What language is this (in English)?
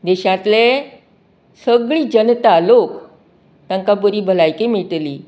Konkani